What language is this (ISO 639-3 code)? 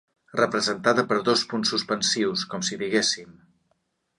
cat